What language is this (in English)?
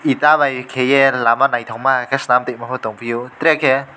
Kok Borok